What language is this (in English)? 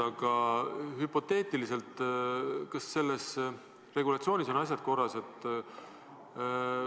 Estonian